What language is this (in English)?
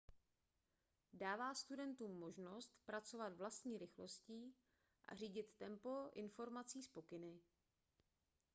Czech